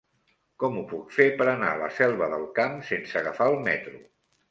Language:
Catalan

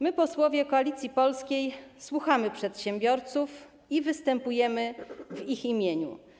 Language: Polish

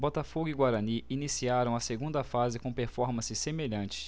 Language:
Portuguese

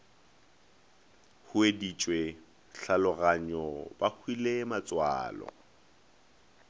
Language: Northern Sotho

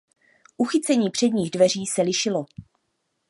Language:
Czech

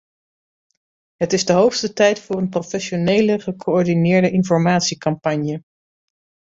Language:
Dutch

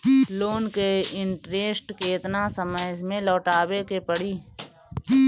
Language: Bhojpuri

